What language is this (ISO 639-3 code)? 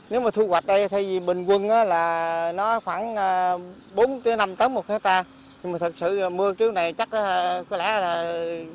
vie